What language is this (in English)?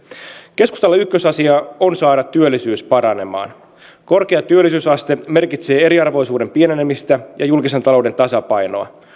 Finnish